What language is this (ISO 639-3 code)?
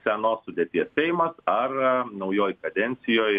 lit